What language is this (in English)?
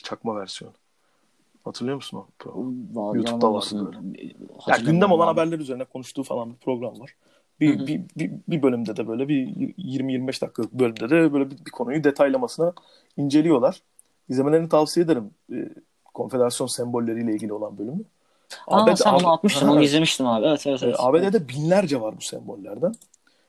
Turkish